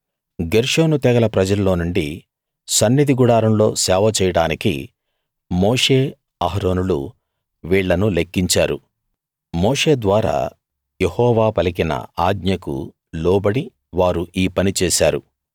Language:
Telugu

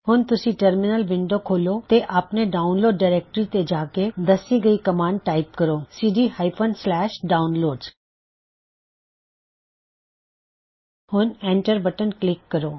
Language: Punjabi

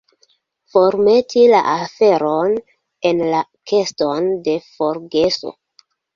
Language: Esperanto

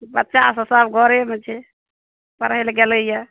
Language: Maithili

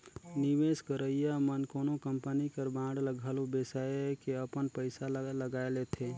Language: Chhattisgarhi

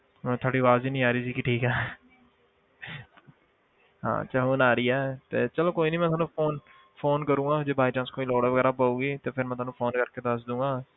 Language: Punjabi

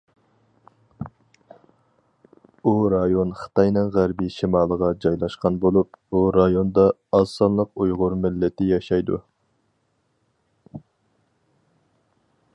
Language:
Uyghur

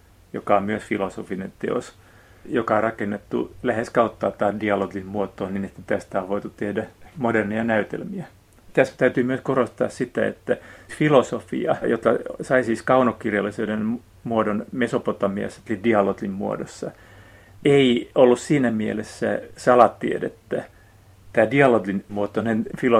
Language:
Finnish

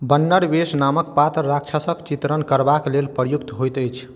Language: Maithili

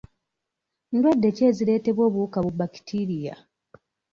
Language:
Ganda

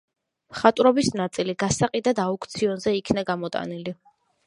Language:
Georgian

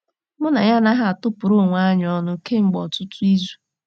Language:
Igbo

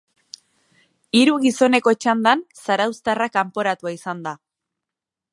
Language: Basque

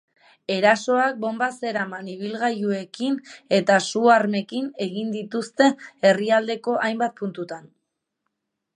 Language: Basque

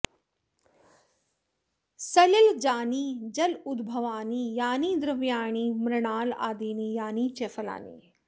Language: Sanskrit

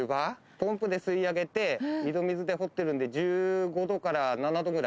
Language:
Japanese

